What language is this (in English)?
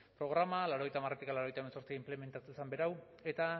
Basque